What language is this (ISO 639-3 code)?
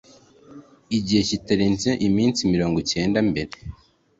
kin